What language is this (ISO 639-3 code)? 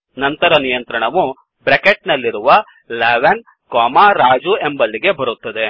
kan